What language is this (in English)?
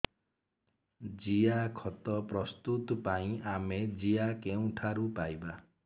Odia